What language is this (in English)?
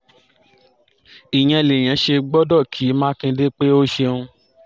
Yoruba